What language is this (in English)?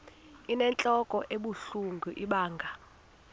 Xhosa